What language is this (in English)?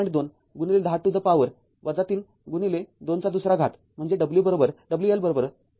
Marathi